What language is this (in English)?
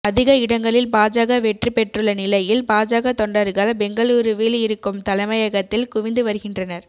Tamil